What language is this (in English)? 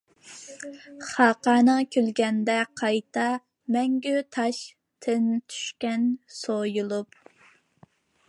Uyghur